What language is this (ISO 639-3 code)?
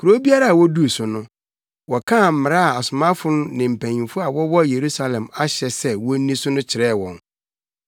aka